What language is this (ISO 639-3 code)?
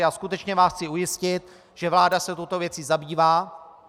ces